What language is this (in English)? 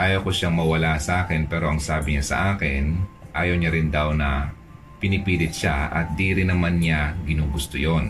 Filipino